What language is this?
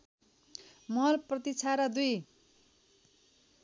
Nepali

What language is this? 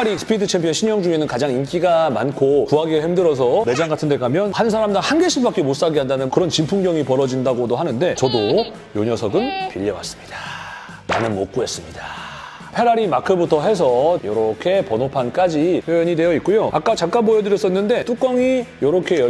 Korean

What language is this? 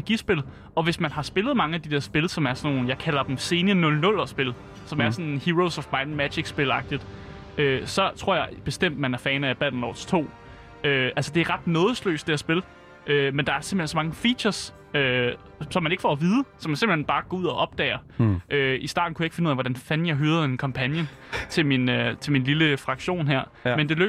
Danish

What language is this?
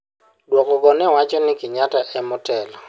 Luo (Kenya and Tanzania)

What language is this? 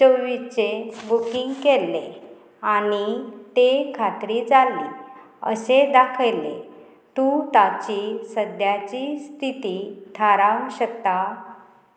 Konkani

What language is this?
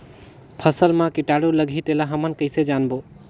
Chhattisgarhi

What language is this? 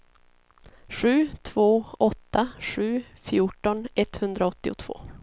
Swedish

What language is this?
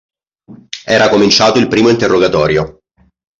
Italian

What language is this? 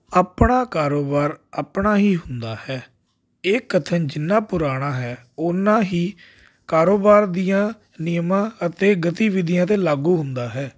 Punjabi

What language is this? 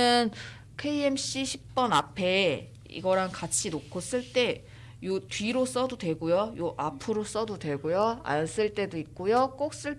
Korean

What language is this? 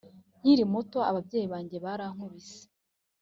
Kinyarwanda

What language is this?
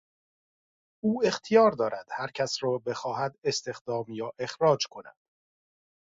Persian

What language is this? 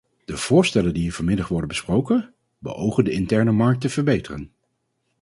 Dutch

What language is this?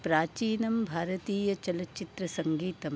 Sanskrit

